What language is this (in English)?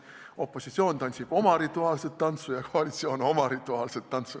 Estonian